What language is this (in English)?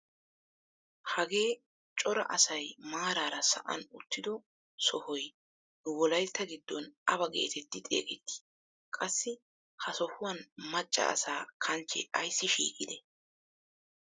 Wolaytta